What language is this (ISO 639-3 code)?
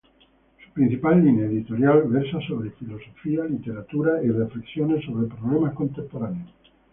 spa